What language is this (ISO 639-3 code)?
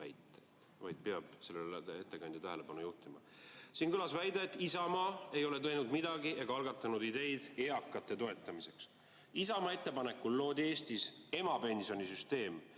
est